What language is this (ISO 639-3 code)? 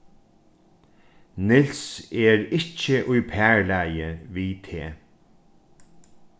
fao